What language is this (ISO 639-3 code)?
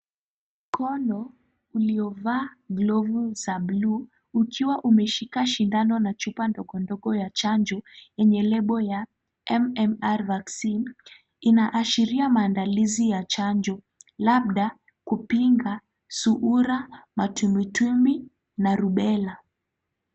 swa